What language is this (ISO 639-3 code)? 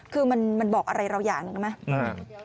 tha